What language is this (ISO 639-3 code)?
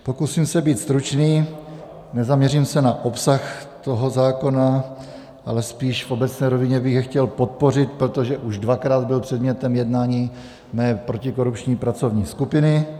ces